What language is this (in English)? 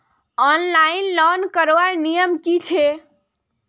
Magahi